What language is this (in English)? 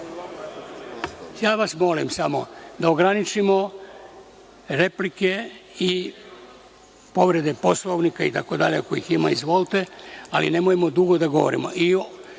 Serbian